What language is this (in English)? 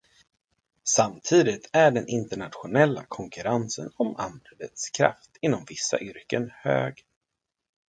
Swedish